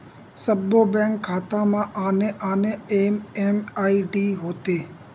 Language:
Chhattisgarhi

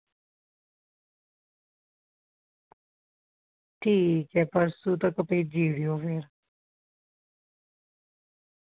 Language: Dogri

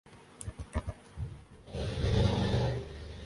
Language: Urdu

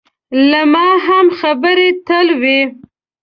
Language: Pashto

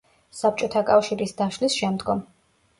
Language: Georgian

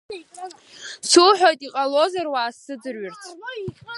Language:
Abkhazian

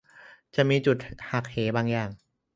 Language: Thai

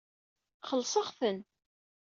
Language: Kabyle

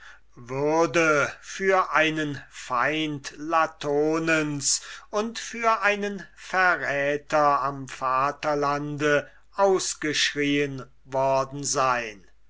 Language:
German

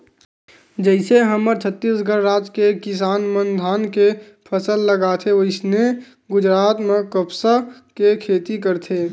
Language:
Chhattisgarhi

